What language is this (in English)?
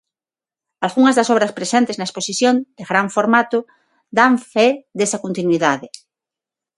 Galician